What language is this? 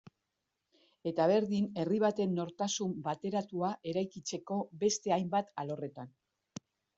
Basque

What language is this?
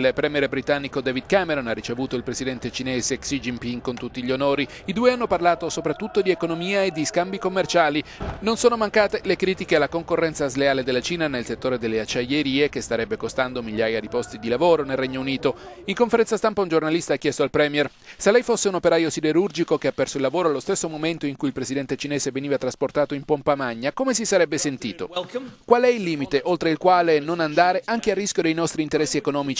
Italian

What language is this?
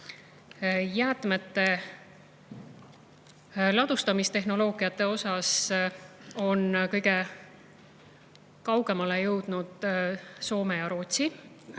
Estonian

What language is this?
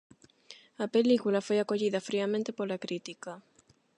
Galician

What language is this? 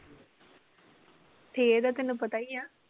Punjabi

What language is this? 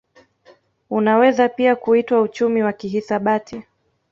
Swahili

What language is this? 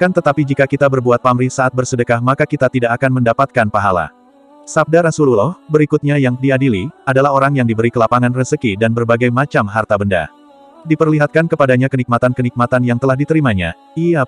Indonesian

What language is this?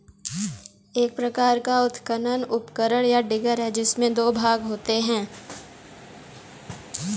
Hindi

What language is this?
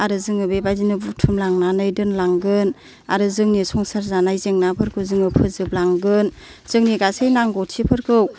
Bodo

